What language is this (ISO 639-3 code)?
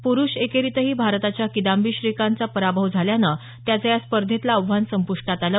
mar